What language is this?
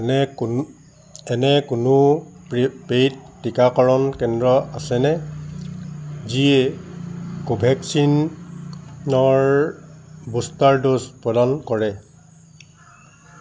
Assamese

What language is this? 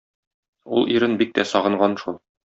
Tatar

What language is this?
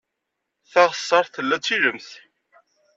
Kabyle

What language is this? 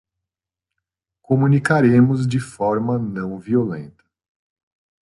Portuguese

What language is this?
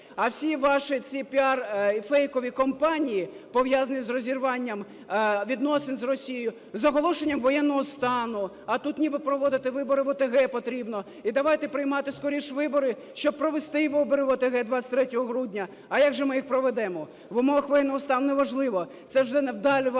Ukrainian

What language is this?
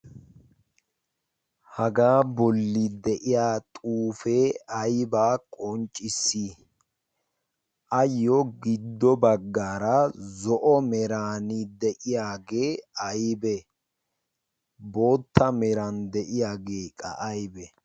Wolaytta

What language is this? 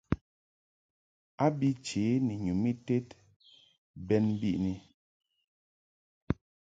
Mungaka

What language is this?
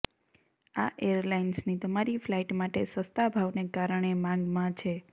Gujarati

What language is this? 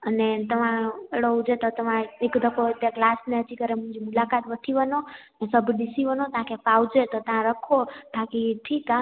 Sindhi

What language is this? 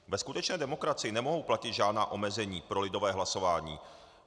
Czech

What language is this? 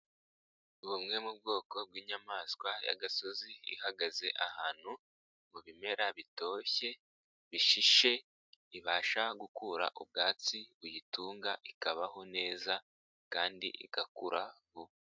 Kinyarwanda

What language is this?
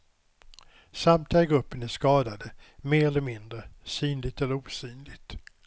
Swedish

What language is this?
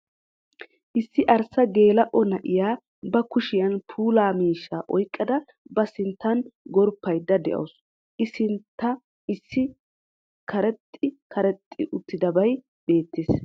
Wolaytta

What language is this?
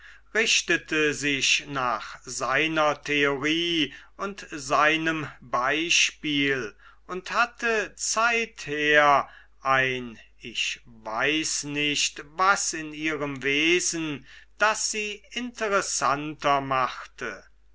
German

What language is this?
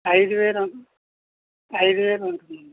Telugu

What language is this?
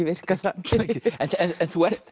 Icelandic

